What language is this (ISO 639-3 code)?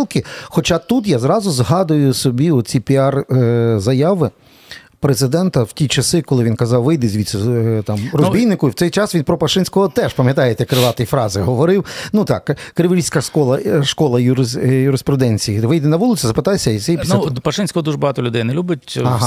ukr